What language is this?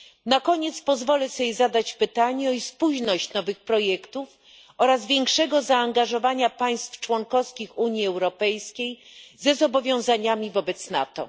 Polish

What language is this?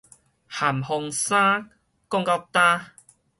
Min Nan Chinese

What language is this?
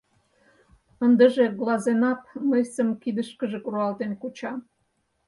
Mari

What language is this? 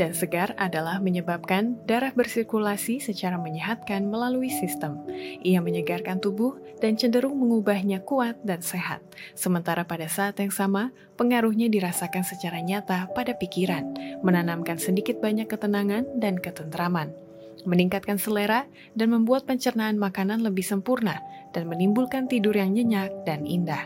Indonesian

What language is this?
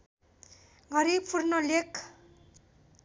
Nepali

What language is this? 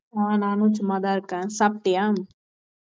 Tamil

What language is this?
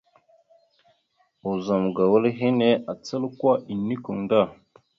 Mada (Cameroon)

